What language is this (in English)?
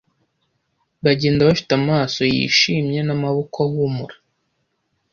Kinyarwanda